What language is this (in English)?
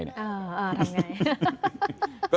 Thai